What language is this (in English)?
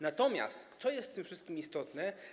Polish